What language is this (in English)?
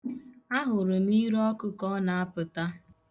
Igbo